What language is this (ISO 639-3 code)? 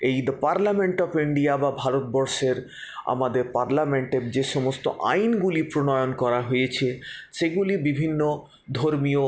ben